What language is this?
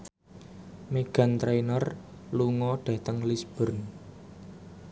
Javanese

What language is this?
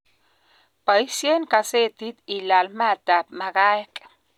Kalenjin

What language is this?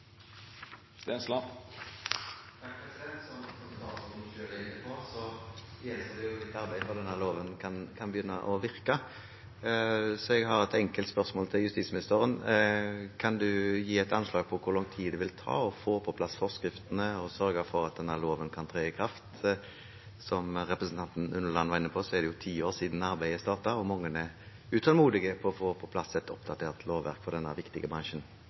Norwegian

